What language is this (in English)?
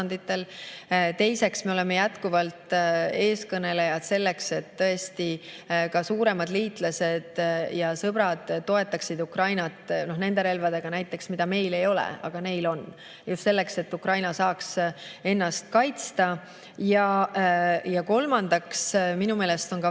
Estonian